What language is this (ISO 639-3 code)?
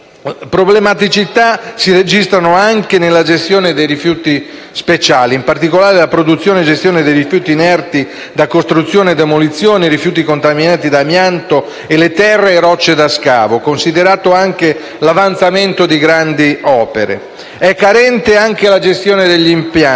ita